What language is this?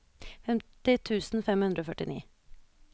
Norwegian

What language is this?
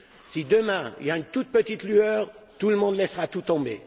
French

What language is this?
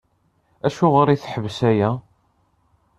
Kabyle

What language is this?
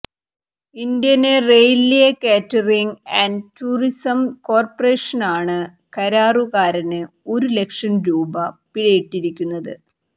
Malayalam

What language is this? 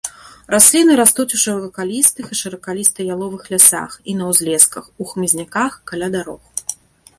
Belarusian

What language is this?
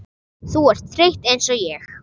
Icelandic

